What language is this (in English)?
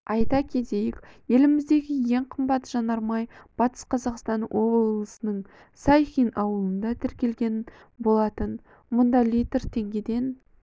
Kazakh